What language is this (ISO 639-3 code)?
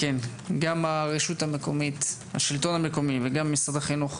heb